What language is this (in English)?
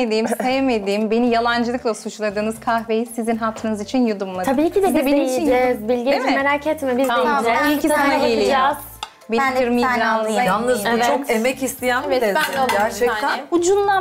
Turkish